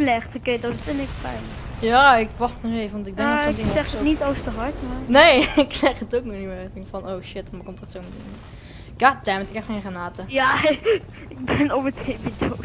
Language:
Dutch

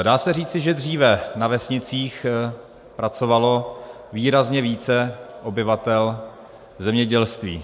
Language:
Czech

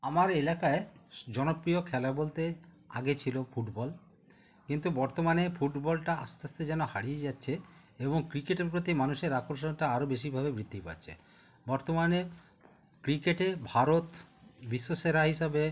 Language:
Bangla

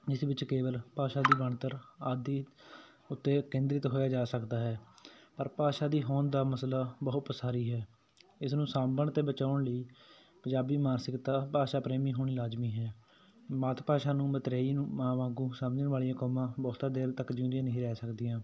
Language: Punjabi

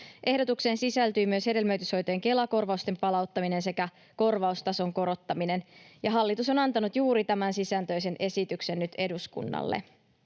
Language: Finnish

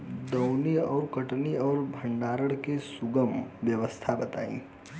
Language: Bhojpuri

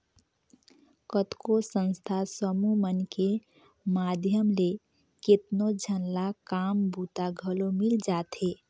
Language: Chhattisgarhi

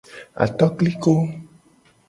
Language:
Gen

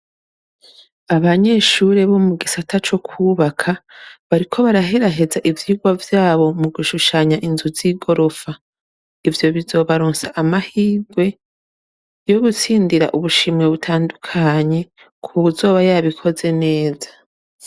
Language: Rundi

